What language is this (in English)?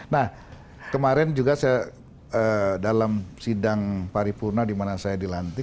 Indonesian